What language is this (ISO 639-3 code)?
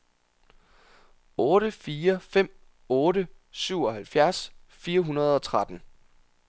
dan